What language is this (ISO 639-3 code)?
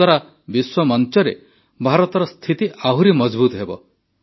ori